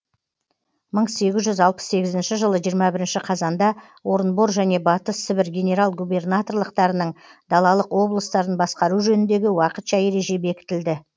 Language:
Kazakh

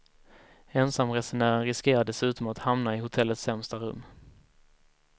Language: Swedish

